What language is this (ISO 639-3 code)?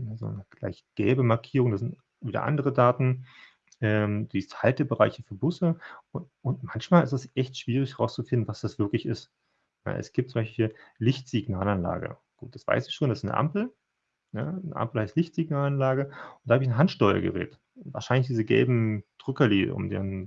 deu